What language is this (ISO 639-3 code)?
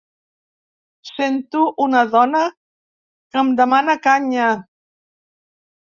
cat